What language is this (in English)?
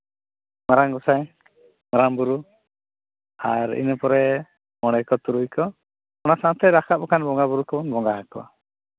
Santali